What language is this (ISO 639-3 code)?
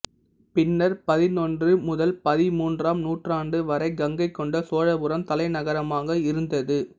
tam